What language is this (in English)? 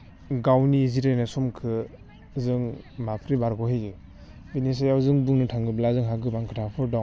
Bodo